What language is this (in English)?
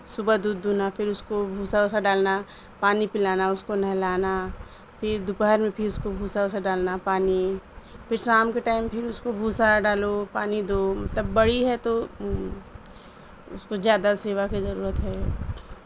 Urdu